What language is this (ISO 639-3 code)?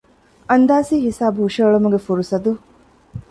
div